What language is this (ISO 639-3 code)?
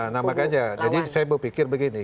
ind